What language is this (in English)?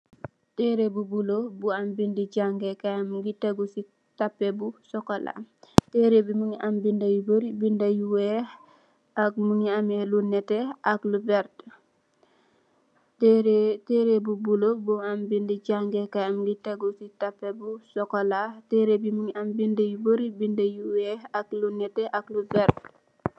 Wolof